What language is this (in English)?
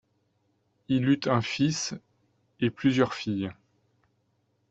French